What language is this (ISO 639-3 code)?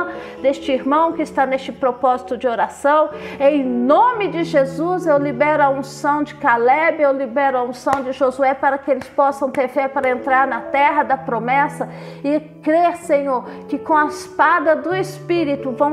por